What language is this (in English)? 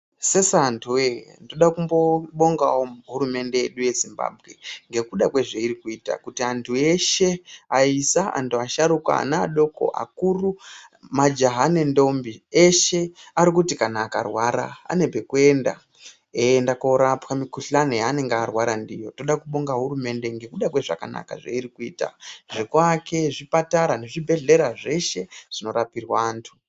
Ndau